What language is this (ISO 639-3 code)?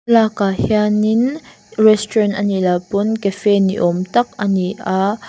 lus